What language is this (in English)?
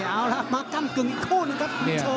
Thai